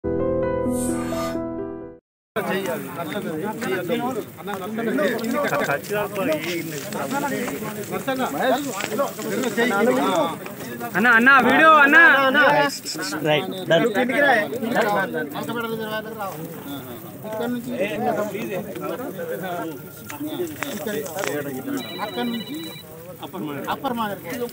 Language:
Arabic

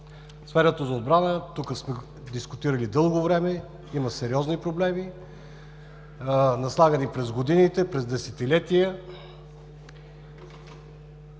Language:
Bulgarian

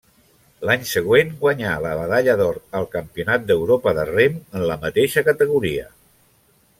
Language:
Catalan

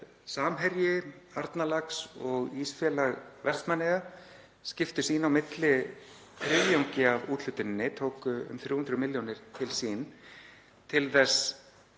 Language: Icelandic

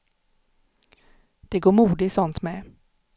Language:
Swedish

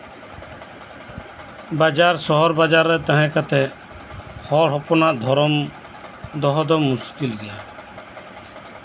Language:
Santali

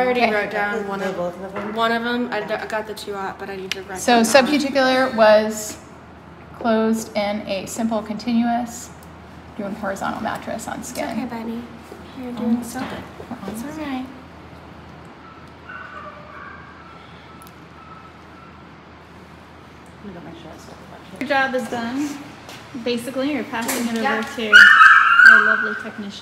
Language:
English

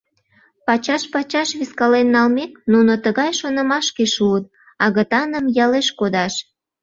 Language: Mari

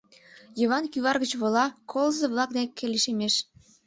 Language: Mari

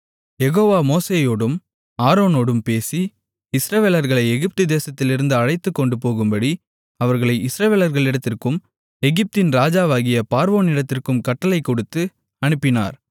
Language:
Tamil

